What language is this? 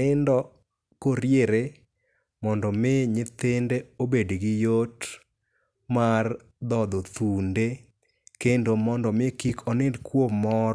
Luo (Kenya and Tanzania)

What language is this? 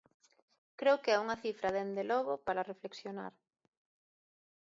Galician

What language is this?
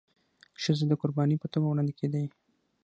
Pashto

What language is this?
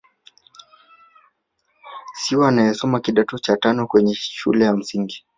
Swahili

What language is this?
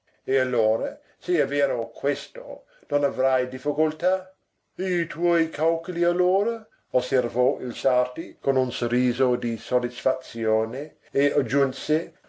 Italian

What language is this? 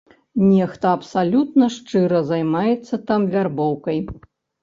Belarusian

